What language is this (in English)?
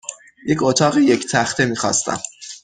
Persian